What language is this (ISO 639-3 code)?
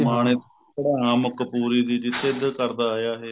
pan